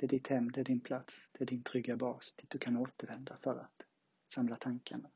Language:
Swedish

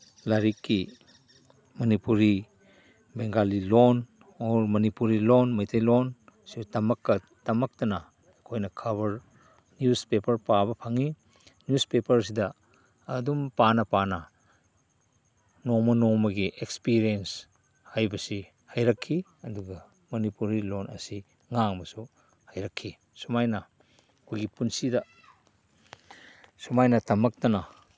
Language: Manipuri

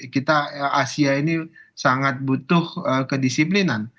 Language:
Indonesian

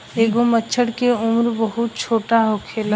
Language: Bhojpuri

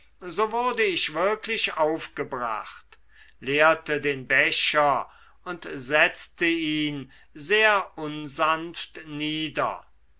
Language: German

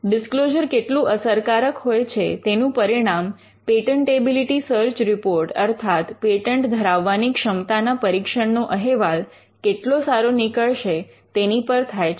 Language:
Gujarati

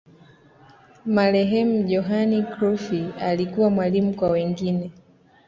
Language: Swahili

